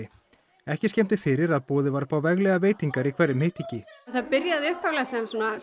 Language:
Icelandic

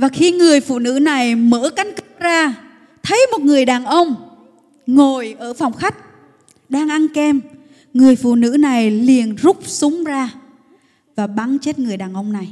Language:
Vietnamese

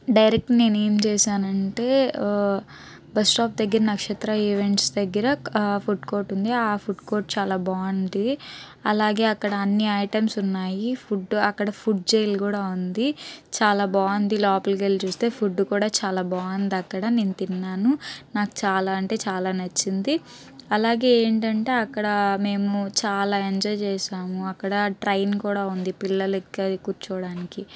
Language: Telugu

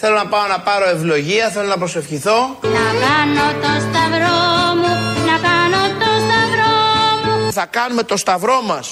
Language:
Greek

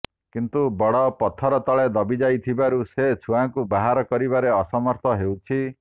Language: Odia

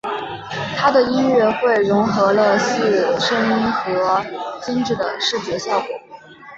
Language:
Chinese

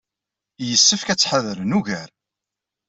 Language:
Kabyle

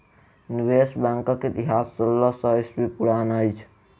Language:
Maithili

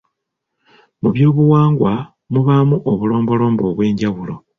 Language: Ganda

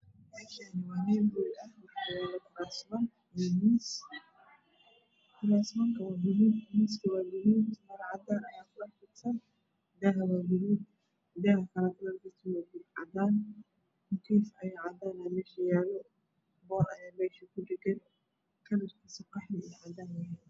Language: Somali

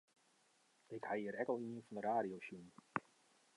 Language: Western Frisian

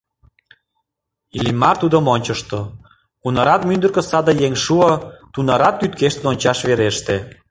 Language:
Mari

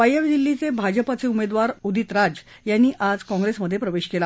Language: Marathi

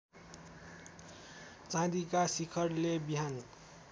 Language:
Nepali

